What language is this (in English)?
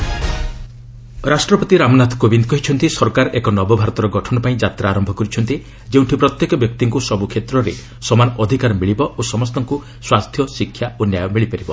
Odia